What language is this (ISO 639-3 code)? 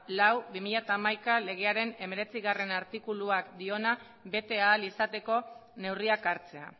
eus